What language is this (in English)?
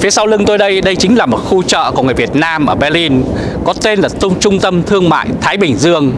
Vietnamese